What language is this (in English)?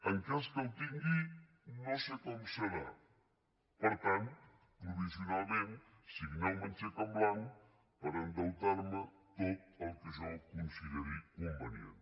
Catalan